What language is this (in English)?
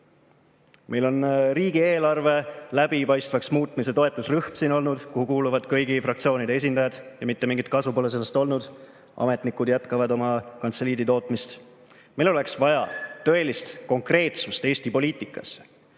Estonian